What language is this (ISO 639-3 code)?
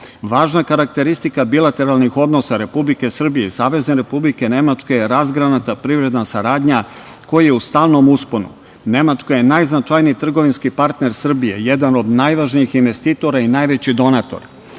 srp